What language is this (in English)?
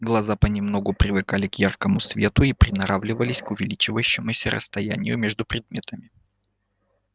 Russian